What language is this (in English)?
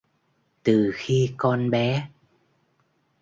Vietnamese